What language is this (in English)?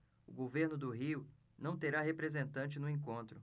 Portuguese